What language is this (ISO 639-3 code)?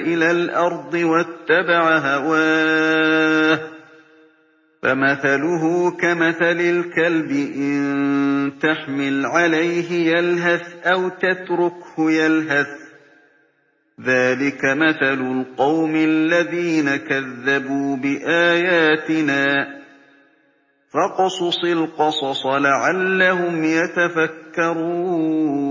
ara